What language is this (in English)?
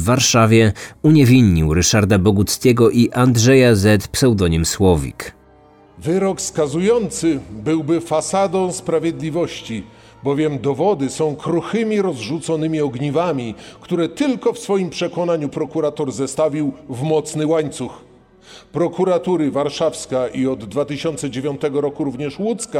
Polish